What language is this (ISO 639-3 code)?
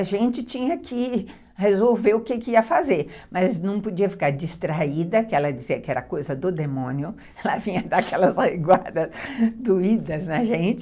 por